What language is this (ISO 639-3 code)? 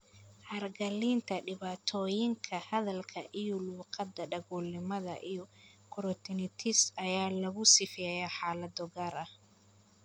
som